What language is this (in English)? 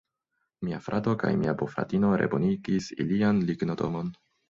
Esperanto